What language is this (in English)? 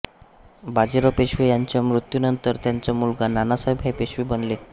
Marathi